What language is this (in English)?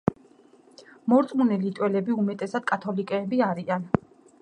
Georgian